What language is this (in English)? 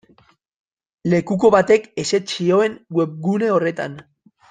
Basque